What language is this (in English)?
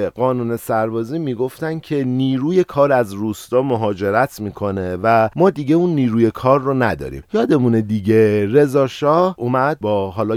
Persian